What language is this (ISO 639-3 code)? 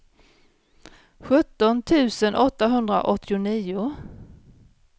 swe